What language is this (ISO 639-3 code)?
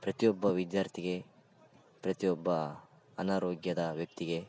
kan